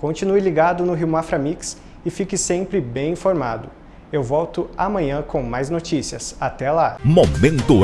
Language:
Portuguese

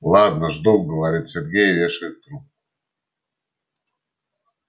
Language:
Russian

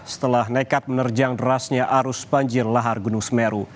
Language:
Indonesian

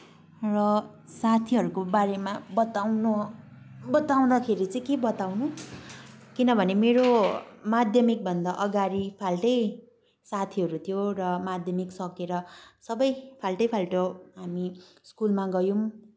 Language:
Nepali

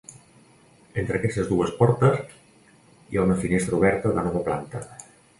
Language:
Catalan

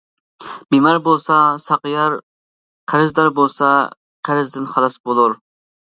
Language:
Uyghur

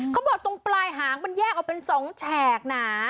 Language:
Thai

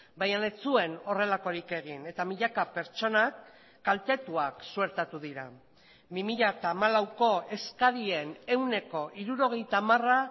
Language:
Basque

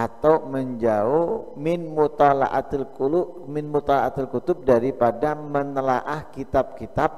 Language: Indonesian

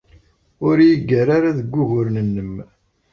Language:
Kabyle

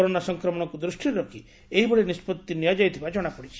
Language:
Odia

